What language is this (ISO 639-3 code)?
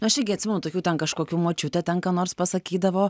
lit